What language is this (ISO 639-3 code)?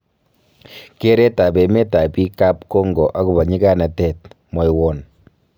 kln